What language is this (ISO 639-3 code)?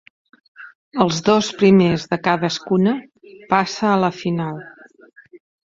cat